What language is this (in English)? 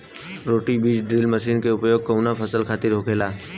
Bhojpuri